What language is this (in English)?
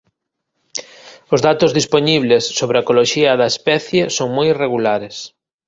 Galician